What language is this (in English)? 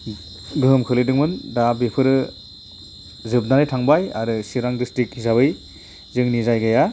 Bodo